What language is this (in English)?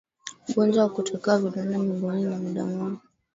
Swahili